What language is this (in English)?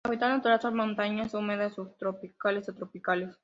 Spanish